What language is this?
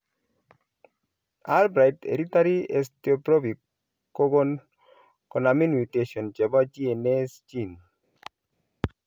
Kalenjin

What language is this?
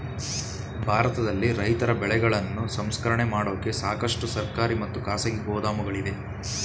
Kannada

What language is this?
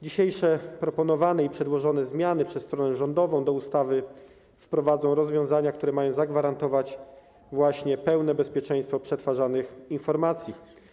Polish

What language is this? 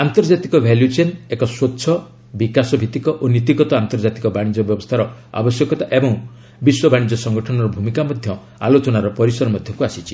Odia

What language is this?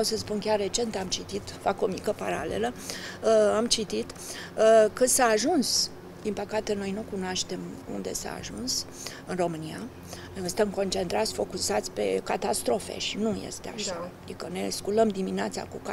Romanian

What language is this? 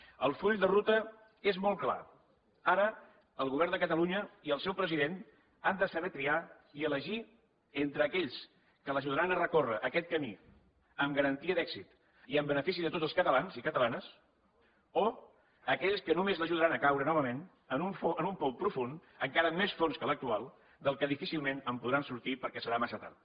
Catalan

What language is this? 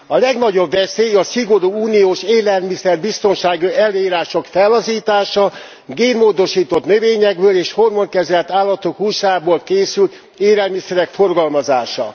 Hungarian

